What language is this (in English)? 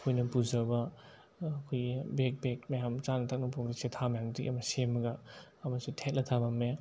Manipuri